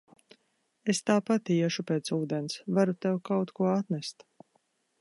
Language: Latvian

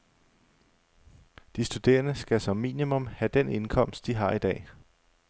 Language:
Danish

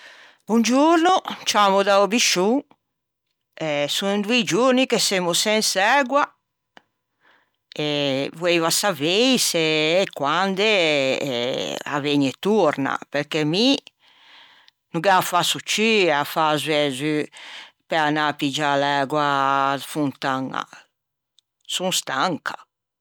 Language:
Ligurian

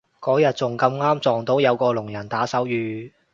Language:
Cantonese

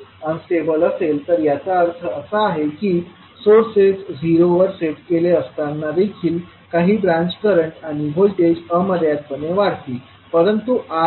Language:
Marathi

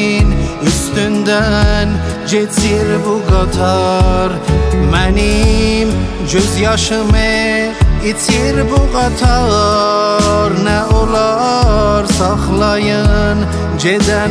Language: Turkish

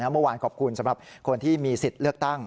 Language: Thai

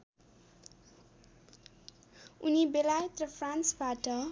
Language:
Nepali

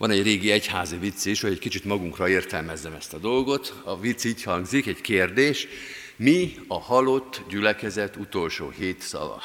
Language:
Hungarian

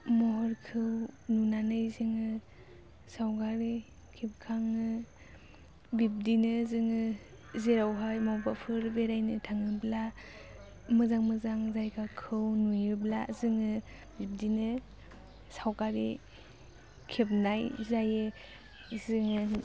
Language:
Bodo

